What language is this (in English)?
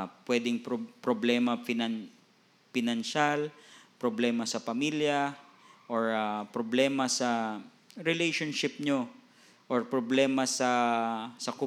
Filipino